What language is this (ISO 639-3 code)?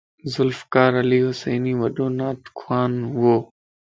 lss